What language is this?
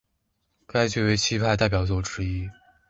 Chinese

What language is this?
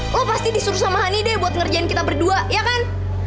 Indonesian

